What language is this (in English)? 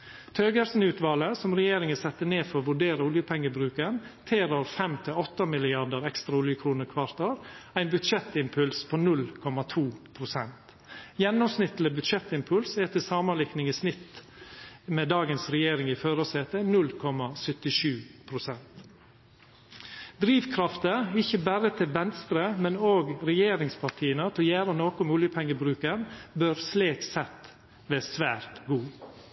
Norwegian Nynorsk